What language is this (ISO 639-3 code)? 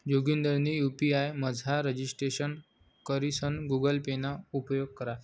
mar